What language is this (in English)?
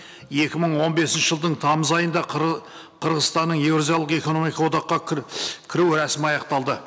Kazakh